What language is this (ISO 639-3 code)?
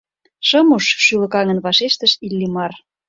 chm